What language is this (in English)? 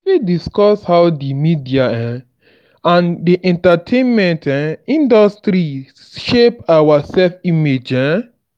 Nigerian Pidgin